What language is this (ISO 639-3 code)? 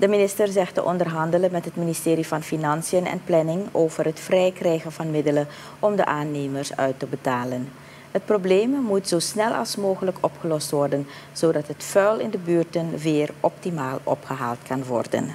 nld